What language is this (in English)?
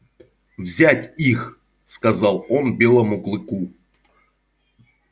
Russian